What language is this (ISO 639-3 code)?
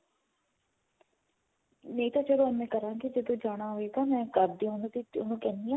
pan